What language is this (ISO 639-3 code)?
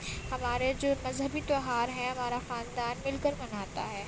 urd